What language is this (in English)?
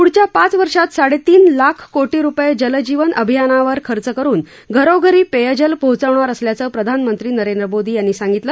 Marathi